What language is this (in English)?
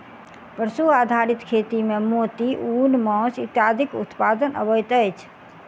Maithili